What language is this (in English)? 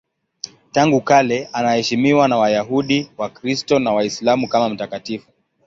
Swahili